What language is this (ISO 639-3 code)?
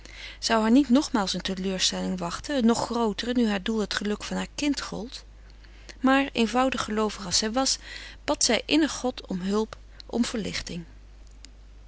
nld